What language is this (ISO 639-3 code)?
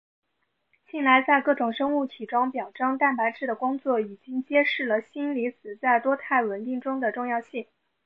zho